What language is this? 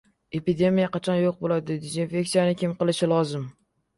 Uzbek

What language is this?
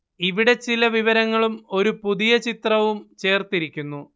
Malayalam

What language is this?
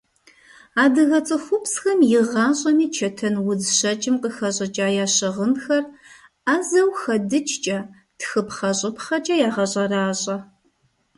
Kabardian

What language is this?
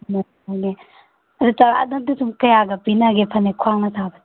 Manipuri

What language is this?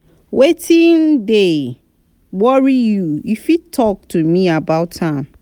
Nigerian Pidgin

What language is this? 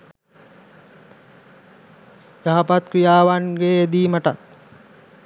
Sinhala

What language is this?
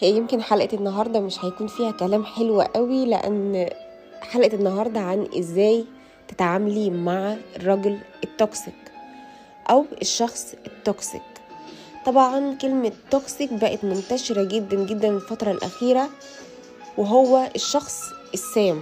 Arabic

